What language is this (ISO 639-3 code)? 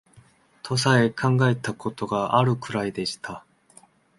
jpn